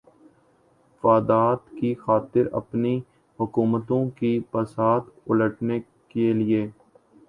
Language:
Urdu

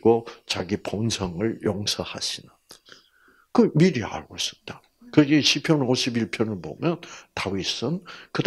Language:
Korean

